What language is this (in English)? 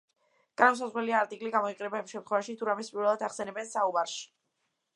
Georgian